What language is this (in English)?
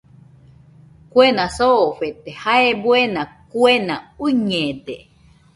Nüpode Huitoto